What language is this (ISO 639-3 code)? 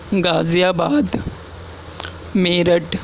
urd